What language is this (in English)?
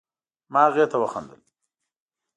Pashto